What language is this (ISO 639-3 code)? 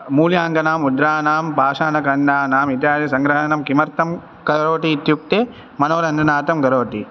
san